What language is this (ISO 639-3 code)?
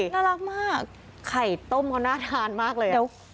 tha